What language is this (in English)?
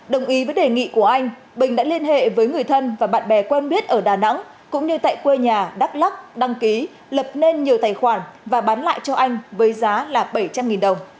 Vietnamese